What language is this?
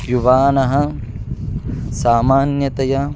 Sanskrit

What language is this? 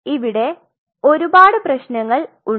Malayalam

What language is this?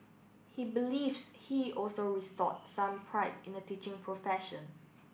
English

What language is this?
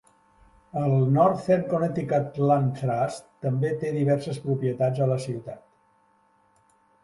Catalan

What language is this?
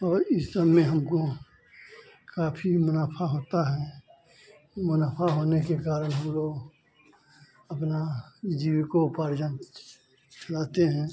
Hindi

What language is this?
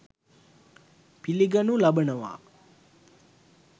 Sinhala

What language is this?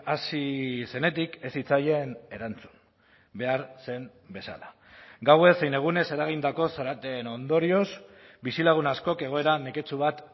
Basque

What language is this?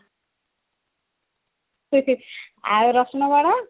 Odia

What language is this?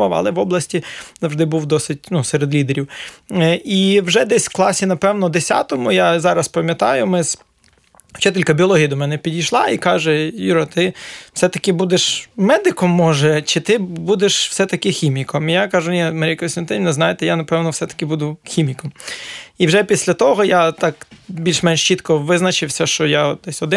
Ukrainian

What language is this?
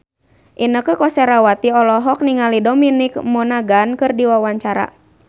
Sundanese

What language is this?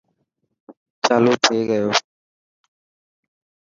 Dhatki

